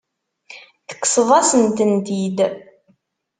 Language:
Kabyle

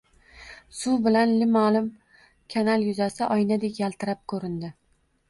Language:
Uzbek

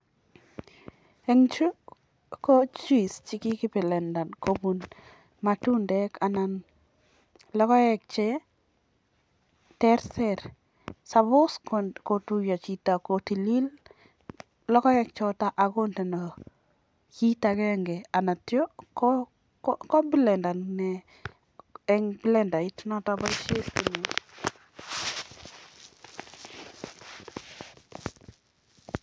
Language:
Kalenjin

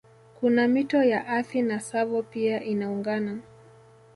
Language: Swahili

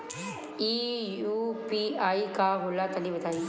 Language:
Bhojpuri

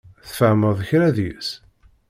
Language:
Kabyle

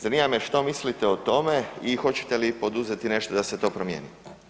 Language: Croatian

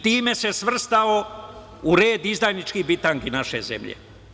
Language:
Serbian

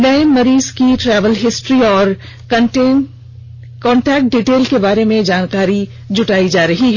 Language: Hindi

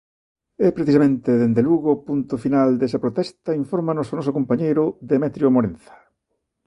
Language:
Galician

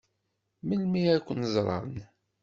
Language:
Kabyle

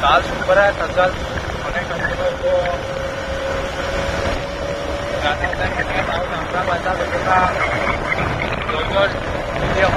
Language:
Arabic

